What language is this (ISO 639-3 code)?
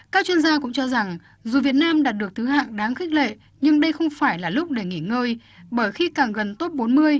vie